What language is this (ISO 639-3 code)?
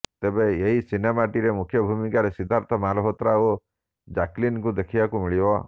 ori